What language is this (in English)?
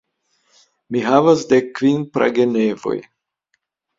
Esperanto